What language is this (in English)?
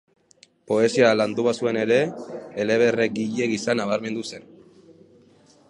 Basque